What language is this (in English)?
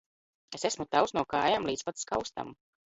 Latvian